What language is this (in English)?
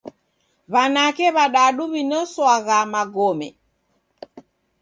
Taita